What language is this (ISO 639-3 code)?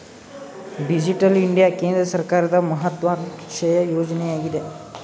kan